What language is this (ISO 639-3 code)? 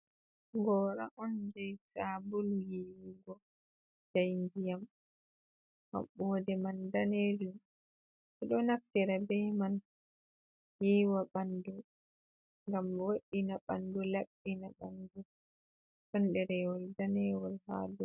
ful